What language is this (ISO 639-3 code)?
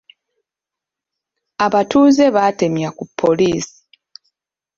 lug